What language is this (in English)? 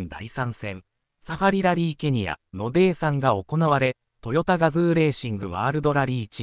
Japanese